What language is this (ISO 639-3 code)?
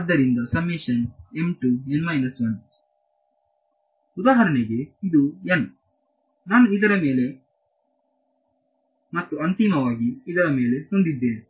kan